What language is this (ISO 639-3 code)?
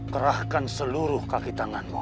ind